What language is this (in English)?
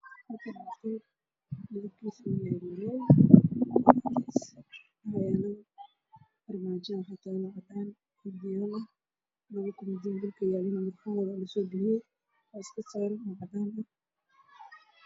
Somali